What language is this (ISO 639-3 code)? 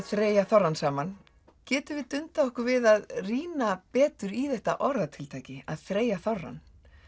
isl